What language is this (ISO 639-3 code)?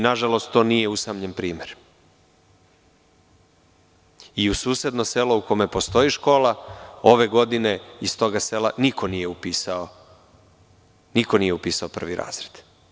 srp